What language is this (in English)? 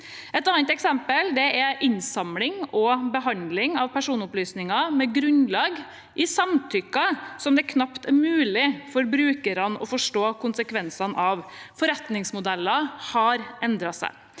Norwegian